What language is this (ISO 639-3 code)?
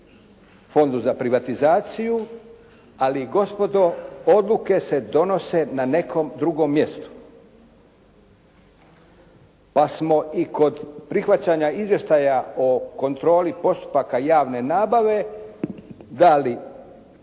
hrv